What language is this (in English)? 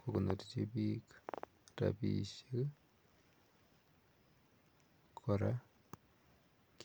Kalenjin